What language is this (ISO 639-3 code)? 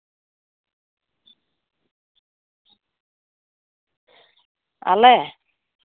sat